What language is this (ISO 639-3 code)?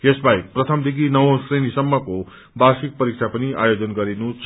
nep